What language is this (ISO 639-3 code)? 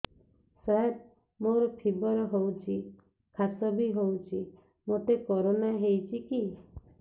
ori